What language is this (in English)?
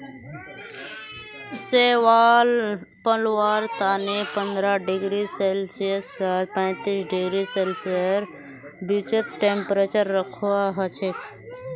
Magahi